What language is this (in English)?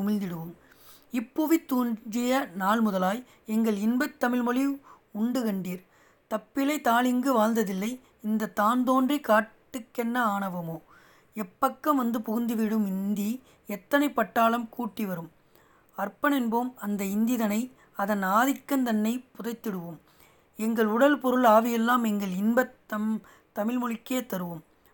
Tamil